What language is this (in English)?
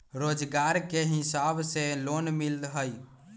Magahi